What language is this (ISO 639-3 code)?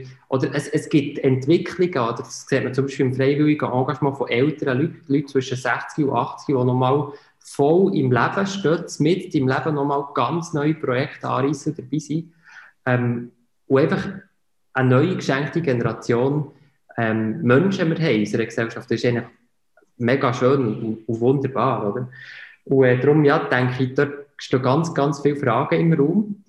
deu